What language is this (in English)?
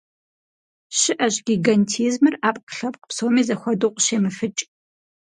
Kabardian